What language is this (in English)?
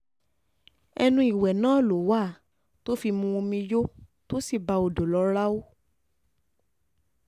Yoruba